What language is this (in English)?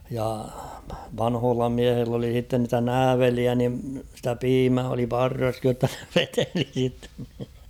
Finnish